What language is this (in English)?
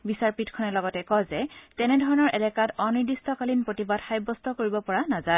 Assamese